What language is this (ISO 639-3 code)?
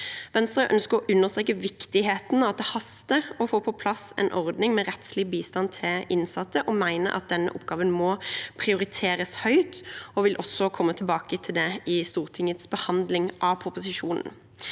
nor